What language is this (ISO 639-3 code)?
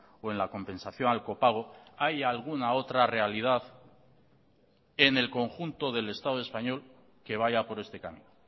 spa